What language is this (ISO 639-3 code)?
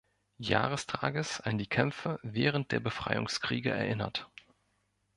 deu